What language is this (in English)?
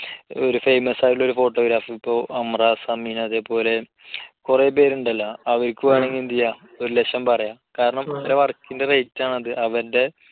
Malayalam